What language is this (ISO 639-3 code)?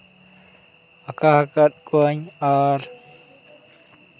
sat